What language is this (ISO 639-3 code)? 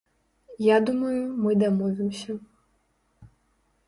bel